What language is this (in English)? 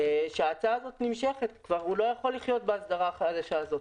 Hebrew